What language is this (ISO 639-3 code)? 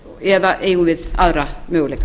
isl